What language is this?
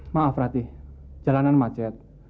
Indonesian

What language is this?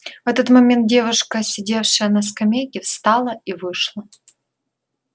Russian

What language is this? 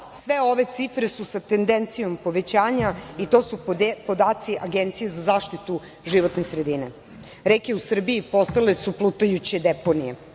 Serbian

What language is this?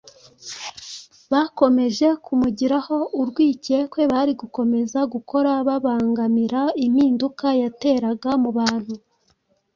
Kinyarwanda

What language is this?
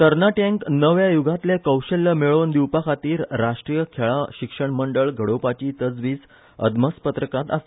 Konkani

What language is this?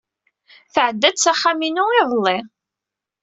Kabyle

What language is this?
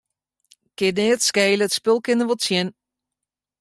Western Frisian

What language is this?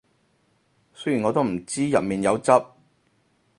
Cantonese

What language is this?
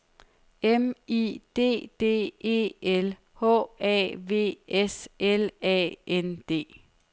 Danish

